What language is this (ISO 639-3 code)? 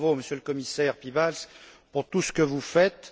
fra